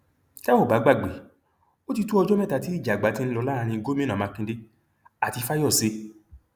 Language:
Yoruba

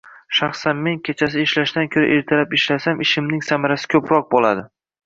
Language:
Uzbek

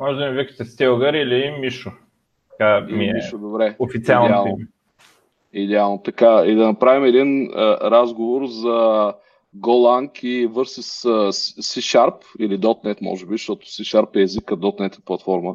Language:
Bulgarian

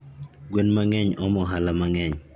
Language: Luo (Kenya and Tanzania)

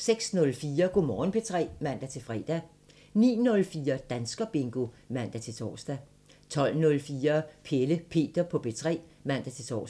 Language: Danish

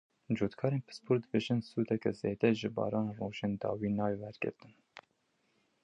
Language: Kurdish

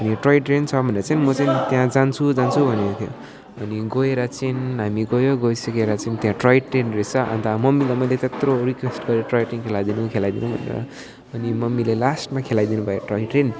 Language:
Nepali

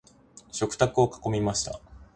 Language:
Japanese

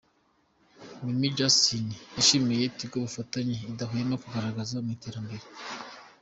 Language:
Kinyarwanda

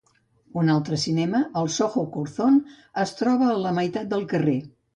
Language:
Catalan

